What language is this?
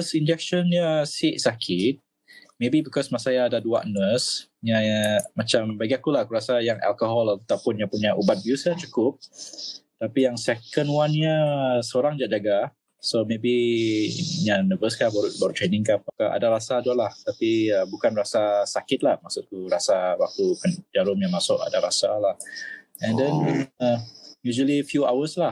Malay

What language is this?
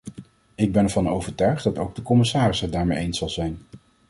Dutch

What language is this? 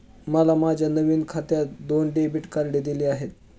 Marathi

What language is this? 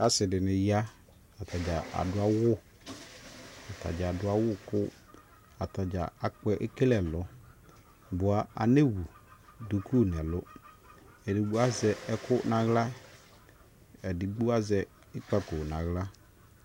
Ikposo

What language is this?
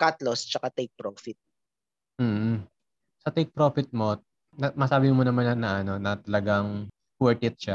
Filipino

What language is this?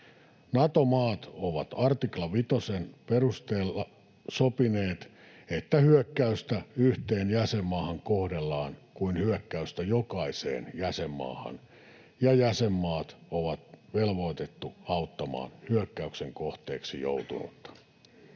Finnish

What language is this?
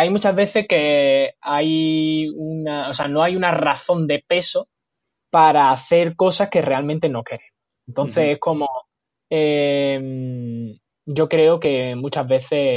Spanish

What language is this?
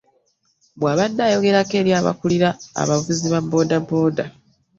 Ganda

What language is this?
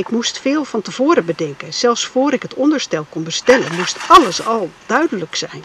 Dutch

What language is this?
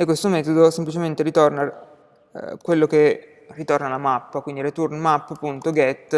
Italian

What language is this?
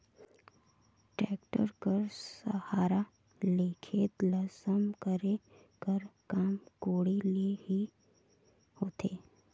Chhattisgarhi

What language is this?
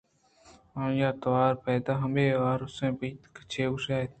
Eastern Balochi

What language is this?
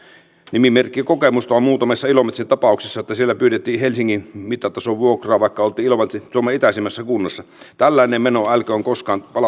Finnish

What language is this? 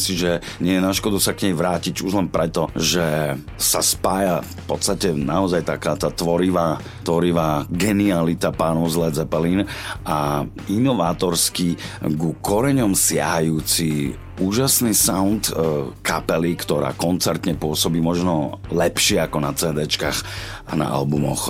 Slovak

